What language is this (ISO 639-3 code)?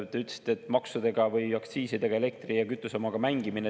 est